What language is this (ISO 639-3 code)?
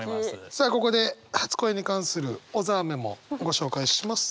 jpn